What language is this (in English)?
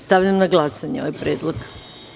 Serbian